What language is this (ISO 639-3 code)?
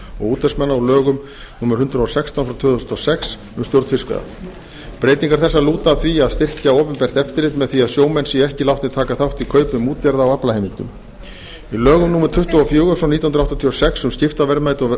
isl